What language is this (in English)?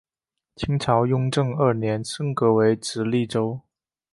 Chinese